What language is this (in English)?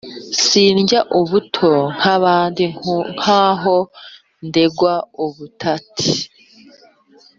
Kinyarwanda